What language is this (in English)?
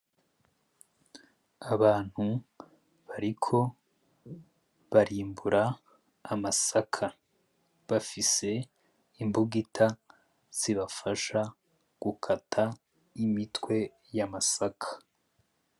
Rundi